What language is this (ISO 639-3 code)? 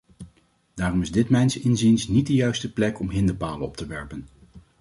nld